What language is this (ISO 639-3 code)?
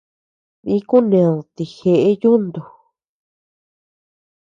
cux